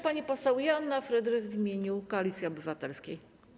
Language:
Polish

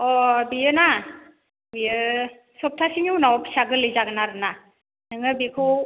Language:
Bodo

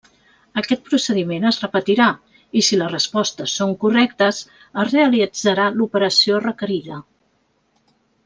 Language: Catalan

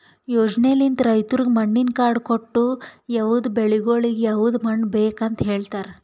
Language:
Kannada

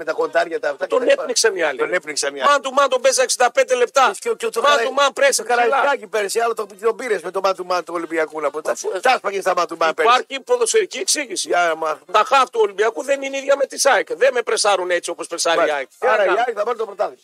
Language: Greek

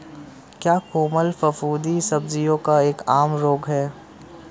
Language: Hindi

